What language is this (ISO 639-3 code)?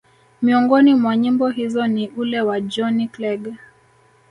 swa